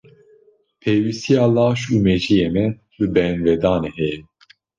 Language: Kurdish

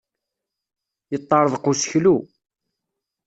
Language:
Kabyle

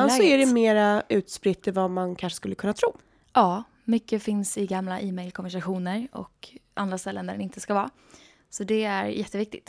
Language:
Swedish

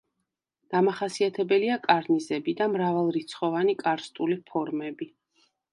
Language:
Georgian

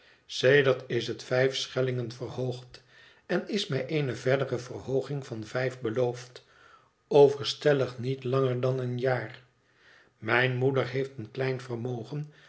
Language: Dutch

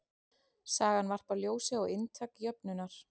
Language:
Icelandic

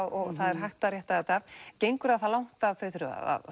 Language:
Icelandic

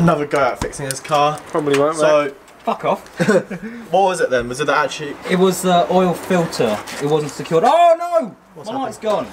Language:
English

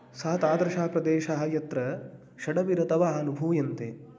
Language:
Sanskrit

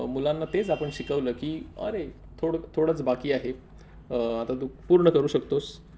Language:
Marathi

